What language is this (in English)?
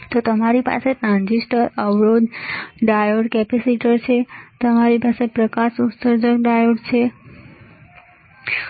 Gujarati